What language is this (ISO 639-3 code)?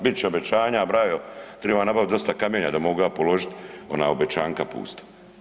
hrv